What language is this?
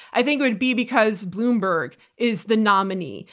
English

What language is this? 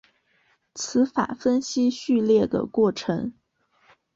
Chinese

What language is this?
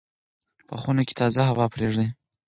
Pashto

